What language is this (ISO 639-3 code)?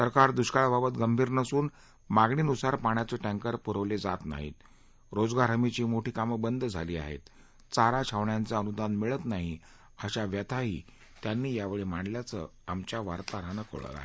mar